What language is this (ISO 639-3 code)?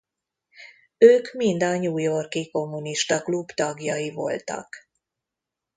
hun